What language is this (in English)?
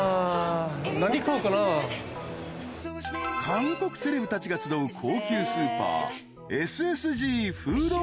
Japanese